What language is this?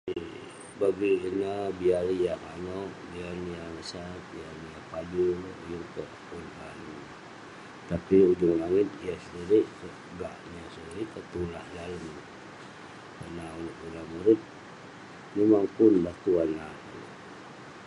Western Penan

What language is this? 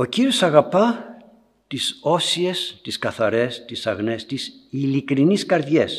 Greek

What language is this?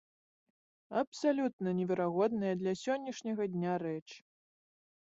Belarusian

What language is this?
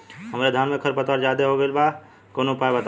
Bhojpuri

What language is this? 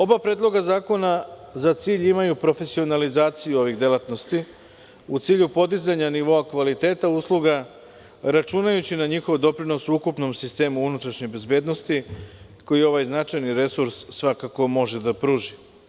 Serbian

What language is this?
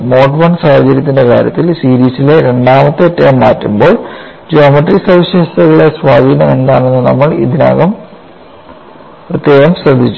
Malayalam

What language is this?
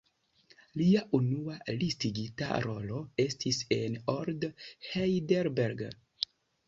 Esperanto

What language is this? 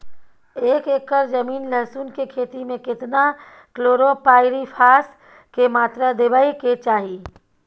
Maithili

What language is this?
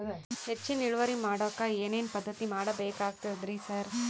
Kannada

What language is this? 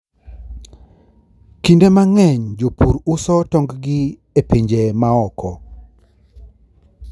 Luo (Kenya and Tanzania)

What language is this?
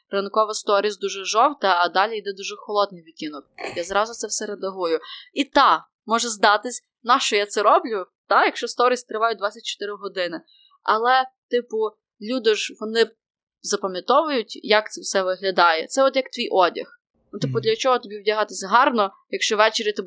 Ukrainian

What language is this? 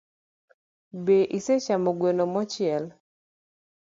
Luo (Kenya and Tanzania)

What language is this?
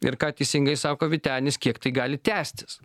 Lithuanian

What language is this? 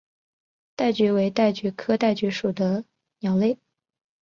Chinese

